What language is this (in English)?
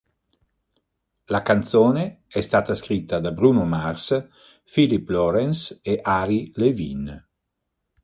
Italian